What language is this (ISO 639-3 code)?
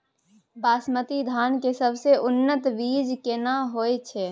mai